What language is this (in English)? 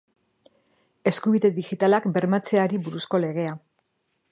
Basque